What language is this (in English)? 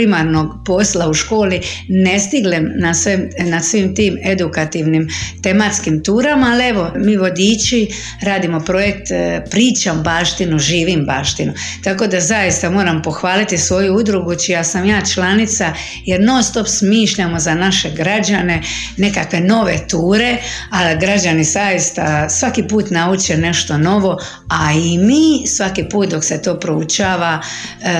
Croatian